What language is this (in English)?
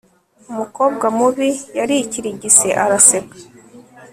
Kinyarwanda